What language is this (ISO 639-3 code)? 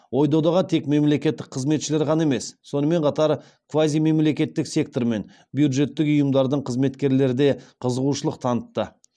kaz